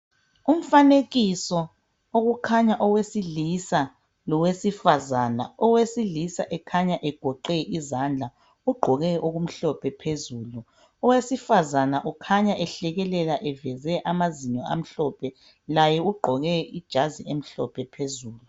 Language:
North Ndebele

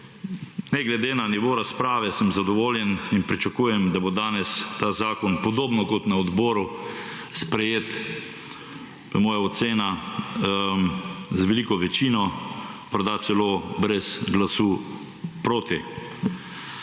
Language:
Slovenian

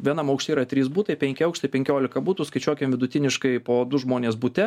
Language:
Lithuanian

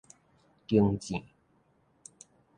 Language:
Min Nan Chinese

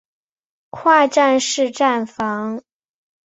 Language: Chinese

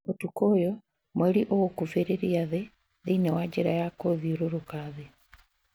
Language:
Kikuyu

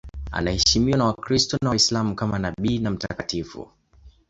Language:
Swahili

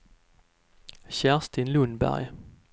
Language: Swedish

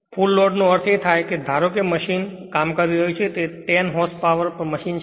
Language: Gujarati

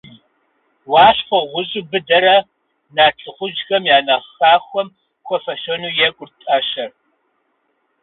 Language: Kabardian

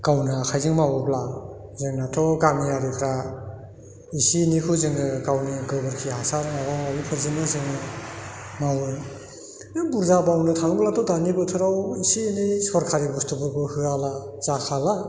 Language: Bodo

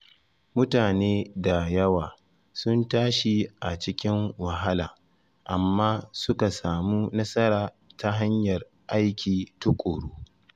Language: Hausa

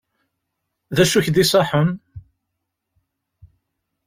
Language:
Kabyle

